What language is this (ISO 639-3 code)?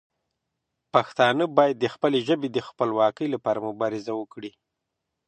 pus